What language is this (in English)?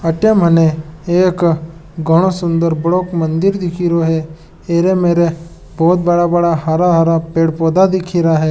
Marwari